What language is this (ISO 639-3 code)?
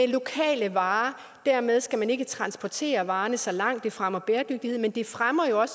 dan